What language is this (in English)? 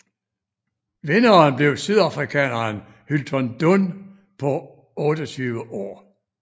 Danish